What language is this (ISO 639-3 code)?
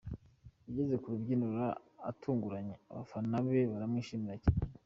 kin